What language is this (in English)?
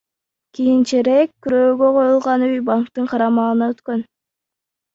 Kyrgyz